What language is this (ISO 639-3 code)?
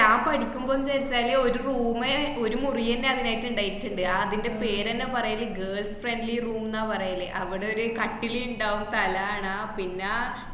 mal